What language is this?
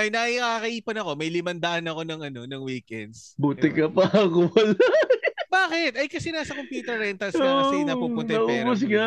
Filipino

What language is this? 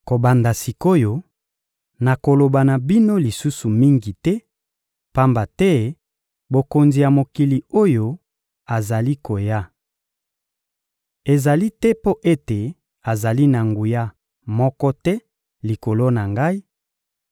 Lingala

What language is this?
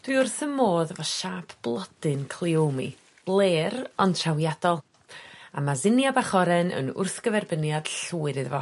Welsh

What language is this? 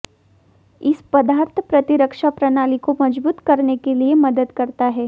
Hindi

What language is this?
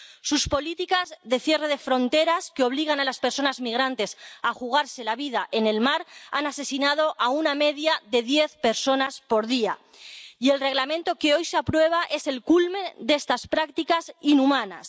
Spanish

